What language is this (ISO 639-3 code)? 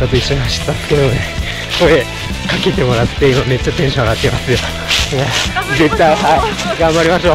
jpn